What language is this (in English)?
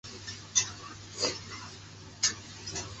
Chinese